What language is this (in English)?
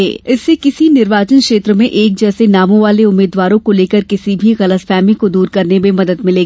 Hindi